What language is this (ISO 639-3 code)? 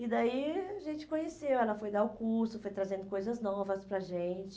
por